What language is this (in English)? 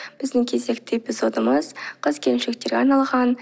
Kazakh